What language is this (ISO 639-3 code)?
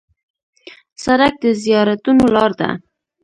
pus